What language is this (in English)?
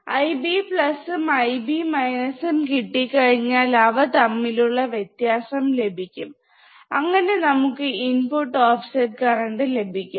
Malayalam